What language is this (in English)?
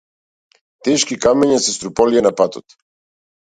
Macedonian